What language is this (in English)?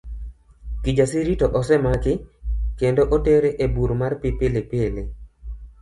Luo (Kenya and Tanzania)